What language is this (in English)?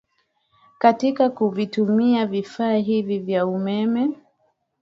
Swahili